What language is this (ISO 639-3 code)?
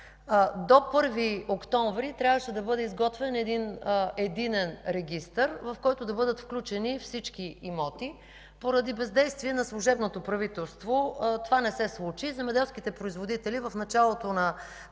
bul